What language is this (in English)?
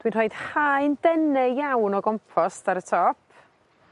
Welsh